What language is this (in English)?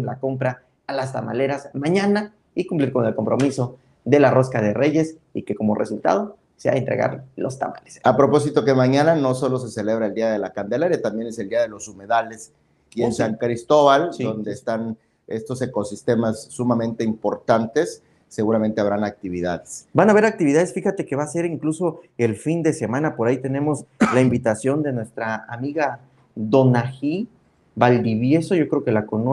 Spanish